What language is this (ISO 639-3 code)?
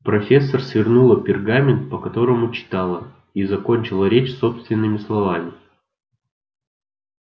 rus